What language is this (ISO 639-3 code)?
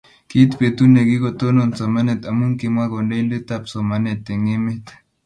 kln